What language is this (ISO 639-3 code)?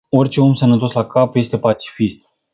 ron